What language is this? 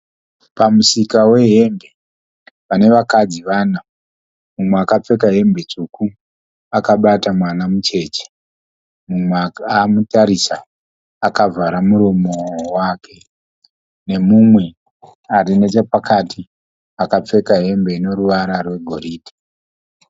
Shona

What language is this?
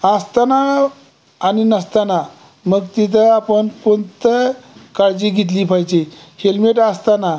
Marathi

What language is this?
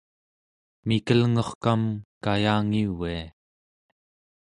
Central Yupik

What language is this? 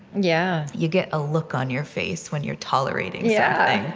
English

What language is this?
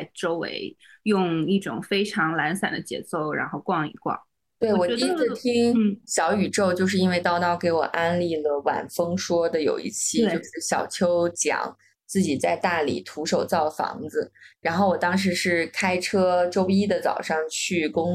Chinese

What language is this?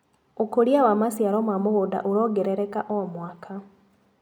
Kikuyu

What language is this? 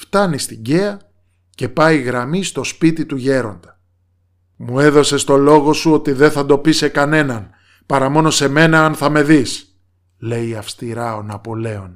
Greek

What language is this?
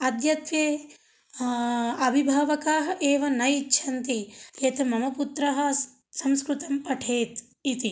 Sanskrit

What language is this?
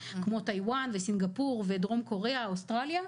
Hebrew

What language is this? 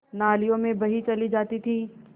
Hindi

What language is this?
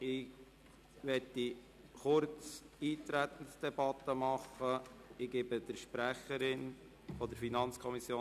Swiss German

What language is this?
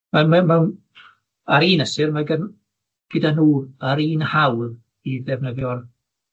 Welsh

